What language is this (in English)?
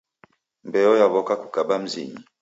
Taita